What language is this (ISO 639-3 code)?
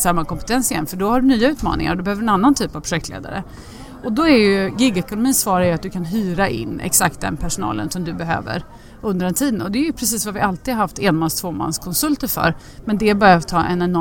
swe